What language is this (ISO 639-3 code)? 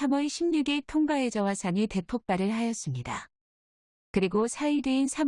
kor